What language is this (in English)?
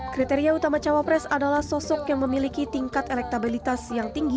Indonesian